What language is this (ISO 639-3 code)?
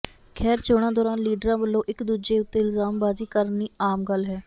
pan